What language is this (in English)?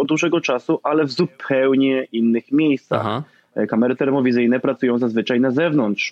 Polish